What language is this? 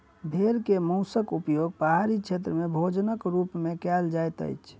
Maithili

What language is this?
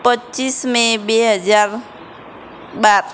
Gujarati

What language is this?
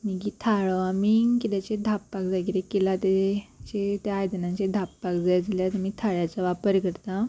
Konkani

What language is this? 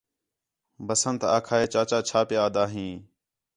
Khetrani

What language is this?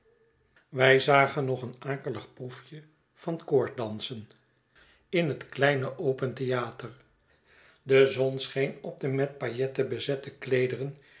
Dutch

